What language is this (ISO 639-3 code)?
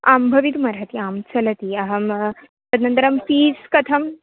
san